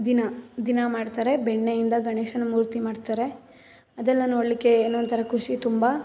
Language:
Kannada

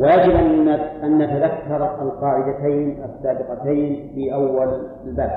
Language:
Arabic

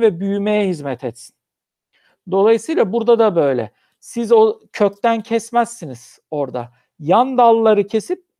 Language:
Turkish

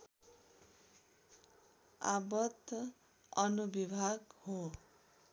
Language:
Nepali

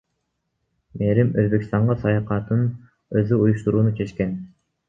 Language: Kyrgyz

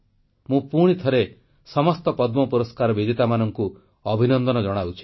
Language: Odia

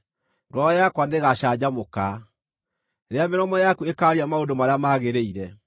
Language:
Kikuyu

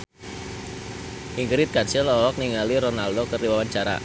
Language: Sundanese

